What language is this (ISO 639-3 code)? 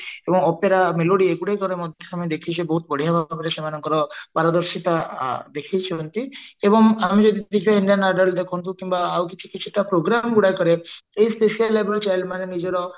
ori